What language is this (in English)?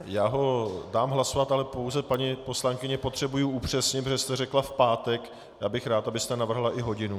Czech